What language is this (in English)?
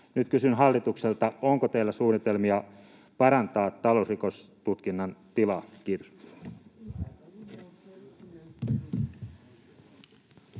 Finnish